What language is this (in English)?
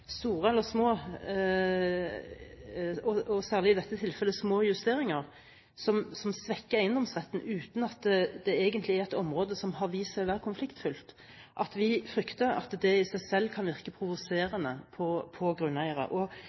Norwegian Bokmål